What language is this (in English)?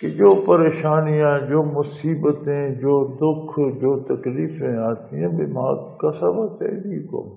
Arabic